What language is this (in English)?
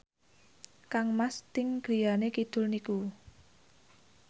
Javanese